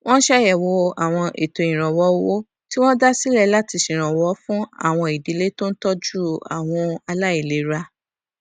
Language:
Yoruba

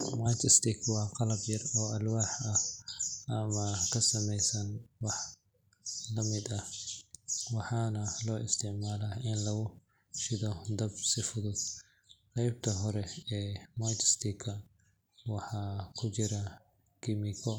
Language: Somali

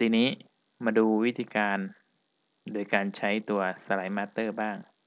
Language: Thai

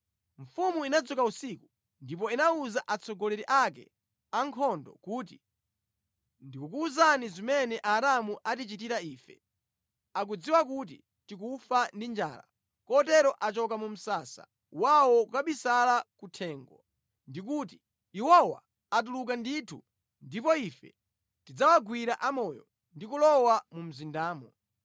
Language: Nyanja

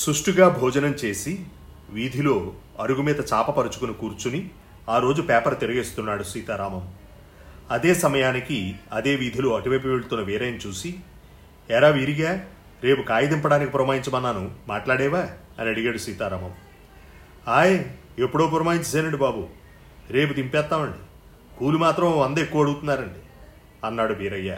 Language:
Telugu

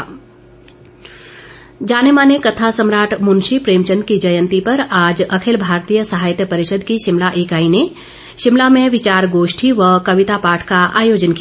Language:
Hindi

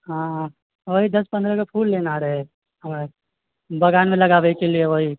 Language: Maithili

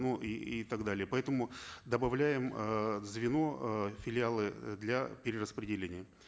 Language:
Kazakh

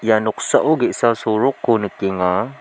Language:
Garo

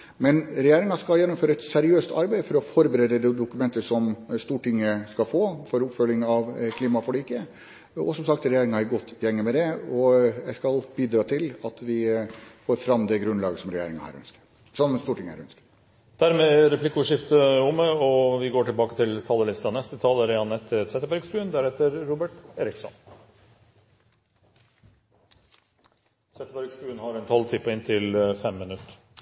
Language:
Norwegian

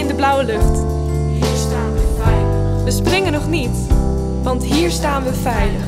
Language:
Dutch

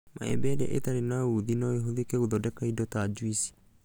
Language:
Kikuyu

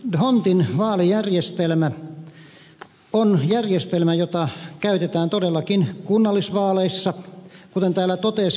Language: Finnish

